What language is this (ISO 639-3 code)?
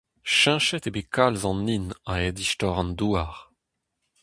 bre